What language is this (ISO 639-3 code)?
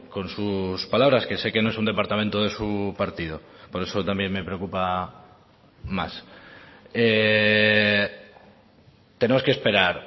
spa